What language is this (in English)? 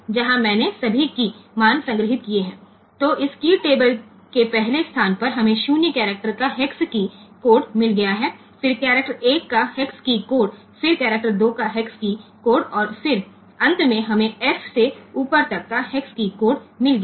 Gujarati